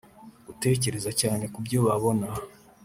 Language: Kinyarwanda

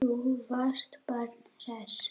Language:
Icelandic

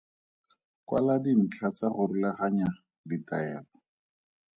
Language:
Tswana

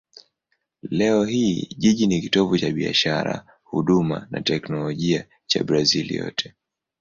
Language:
Swahili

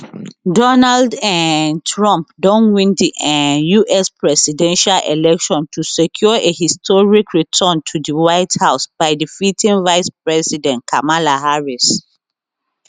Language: Nigerian Pidgin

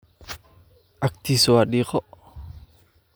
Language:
Somali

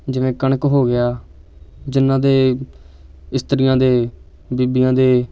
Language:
Punjabi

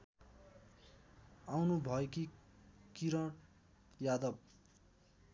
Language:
Nepali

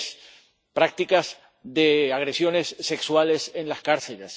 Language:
Spanish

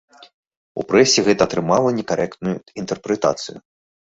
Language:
Belarusian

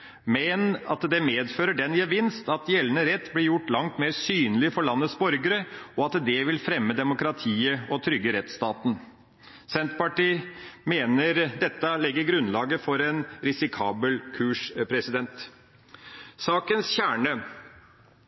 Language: Norwegian Bokmål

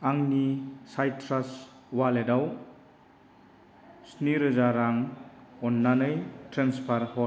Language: Bodo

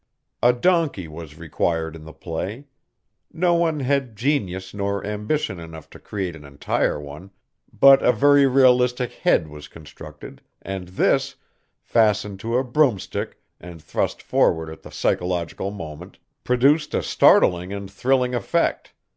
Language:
English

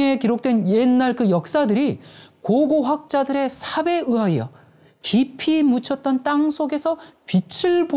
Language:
Korean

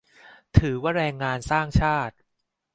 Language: Thai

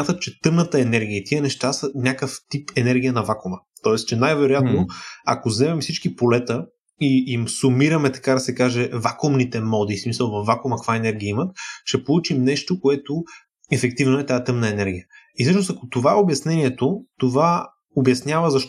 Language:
Bulgarian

